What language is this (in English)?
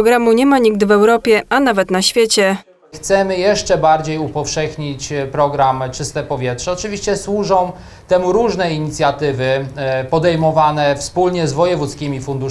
Polish